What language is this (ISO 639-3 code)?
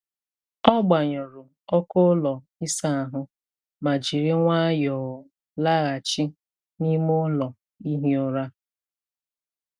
ibo